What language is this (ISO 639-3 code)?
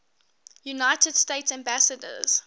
eng